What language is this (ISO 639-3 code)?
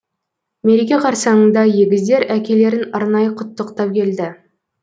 kaz